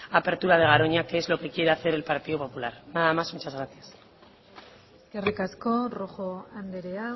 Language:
Spanish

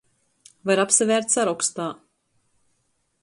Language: Latgalian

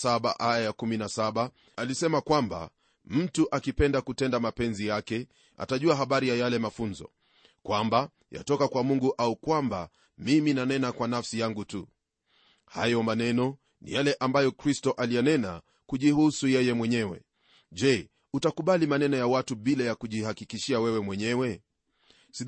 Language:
Swahili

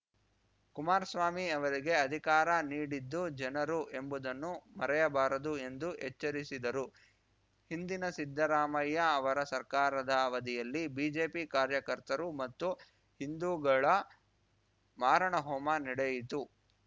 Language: Kannada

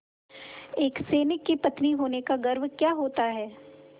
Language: Hindi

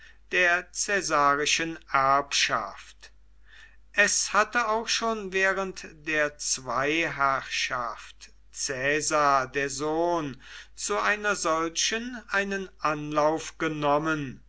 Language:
German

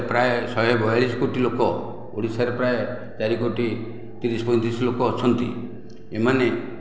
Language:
Odia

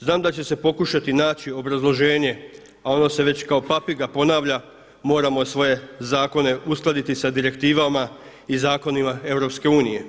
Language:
Croatian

